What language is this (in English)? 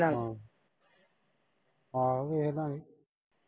Punjabi